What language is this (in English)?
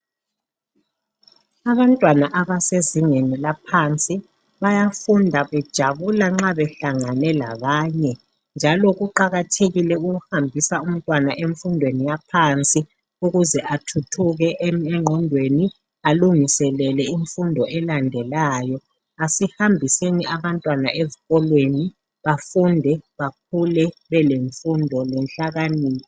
North Ndebele